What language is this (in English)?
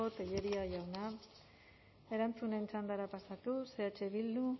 Basque